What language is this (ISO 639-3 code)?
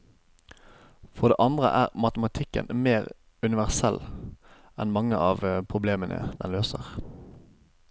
nor